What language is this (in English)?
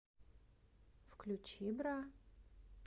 Russian